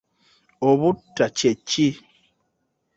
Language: Ganda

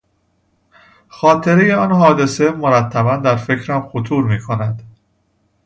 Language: Persian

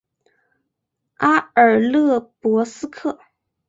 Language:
Chinese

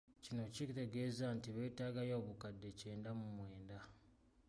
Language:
Ganda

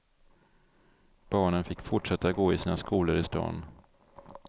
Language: Swedish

